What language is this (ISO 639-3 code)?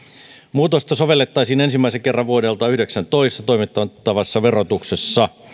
fin